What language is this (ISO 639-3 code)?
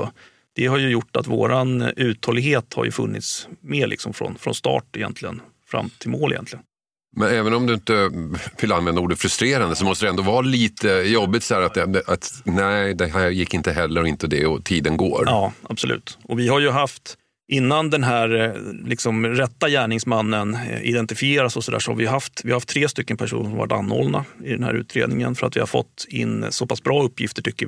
swe